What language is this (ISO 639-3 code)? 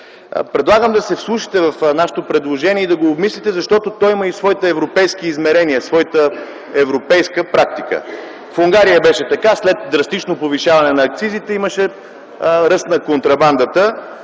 bul